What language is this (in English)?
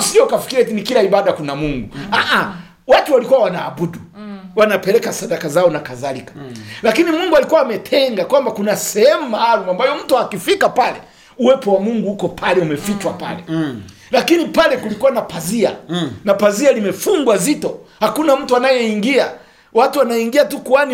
Swahili